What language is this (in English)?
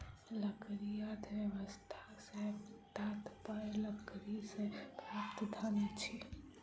Maithili